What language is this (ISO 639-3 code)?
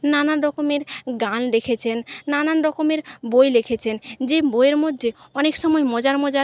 ben